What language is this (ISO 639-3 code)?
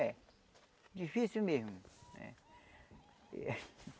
por